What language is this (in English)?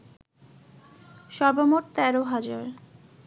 Bangla